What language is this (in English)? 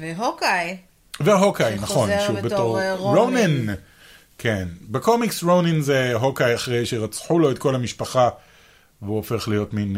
Hebrew